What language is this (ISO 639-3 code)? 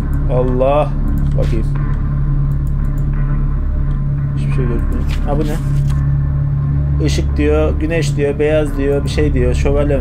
tur